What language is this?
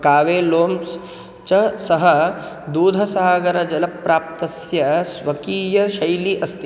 Sanskrit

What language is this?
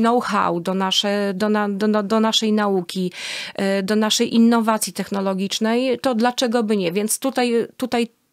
Polish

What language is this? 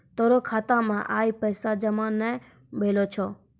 Maithili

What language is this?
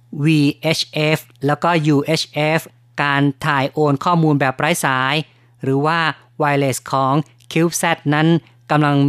Thai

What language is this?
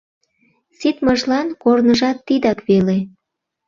Mari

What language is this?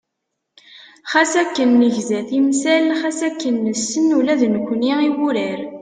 Kabyle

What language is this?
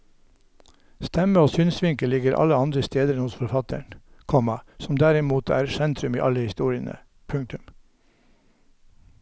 Norwegian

